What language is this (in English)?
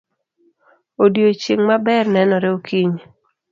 Luo (Kenya and Tanzania)